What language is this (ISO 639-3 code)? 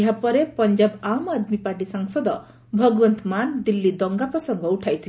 ori